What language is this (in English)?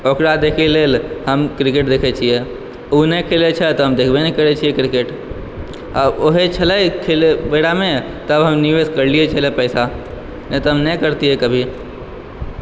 Maithili